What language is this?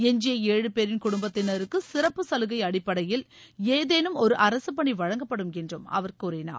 Tamil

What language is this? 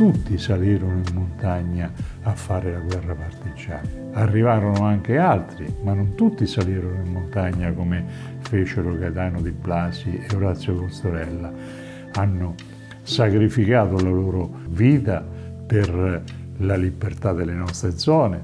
Italian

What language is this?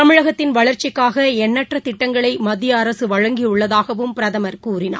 Tamil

